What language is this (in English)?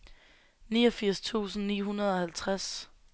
Danish